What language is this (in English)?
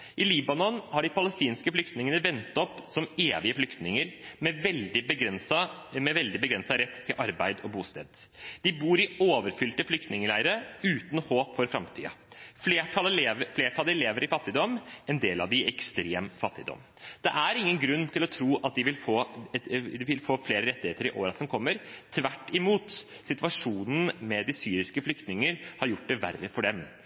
Norwegian Bokmål